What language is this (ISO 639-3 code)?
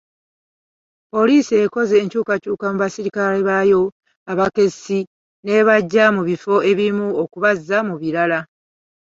lug